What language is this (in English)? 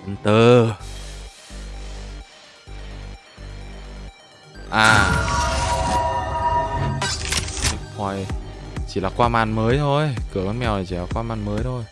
Vietnamese